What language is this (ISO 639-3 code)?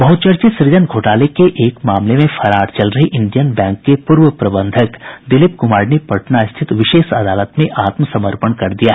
hin